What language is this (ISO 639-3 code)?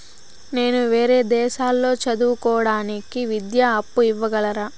tel